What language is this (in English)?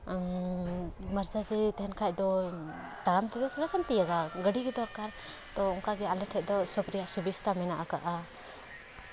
Santali